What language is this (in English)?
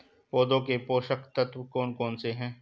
Hindi